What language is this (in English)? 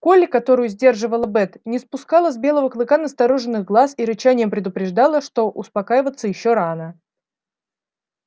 Russian